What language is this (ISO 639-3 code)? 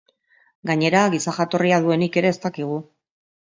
eus